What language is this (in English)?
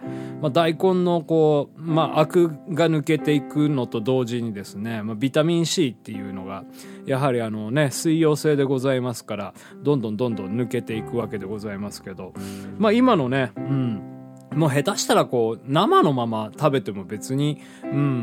Japanese